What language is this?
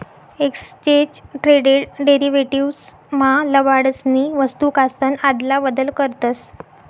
Marathi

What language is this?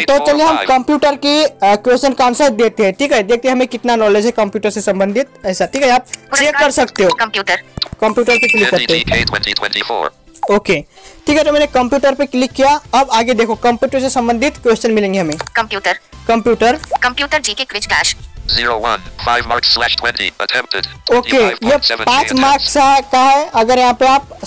Hindi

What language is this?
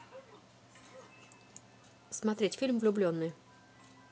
Russian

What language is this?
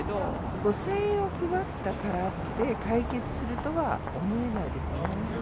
Japanese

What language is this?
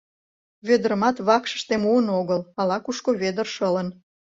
Mari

